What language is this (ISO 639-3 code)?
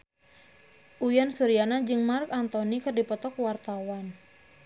sun